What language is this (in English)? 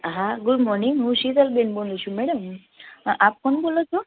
Gujarati